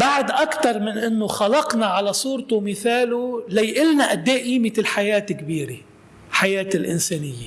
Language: Arabic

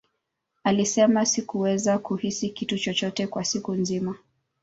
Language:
Swahili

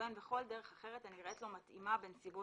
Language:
Hebrew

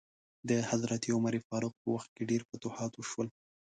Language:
Pashto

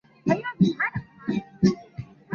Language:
Chinese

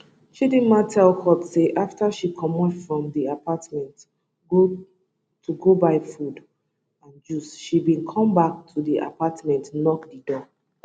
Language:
Nigerian Pidgin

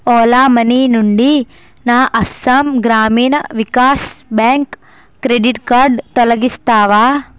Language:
Telugu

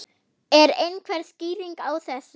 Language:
Icelandic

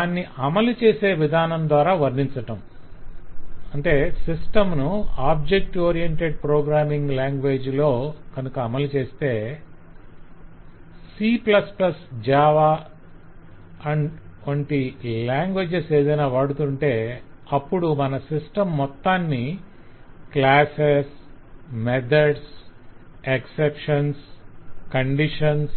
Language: Telugu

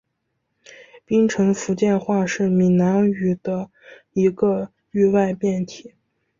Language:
Chinese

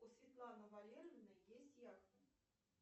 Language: Russian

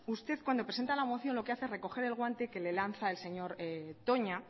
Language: Spanish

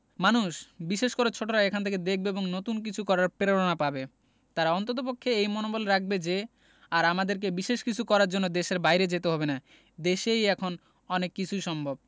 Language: Bangla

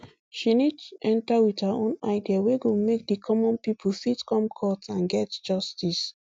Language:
Nigerian Pidgin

